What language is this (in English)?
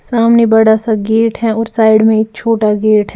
Hindi